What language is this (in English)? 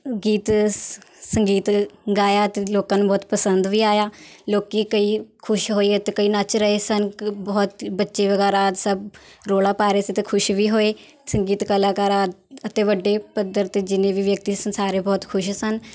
Punjabi